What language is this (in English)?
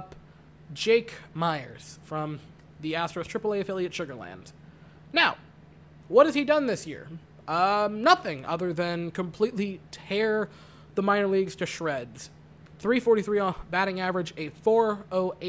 English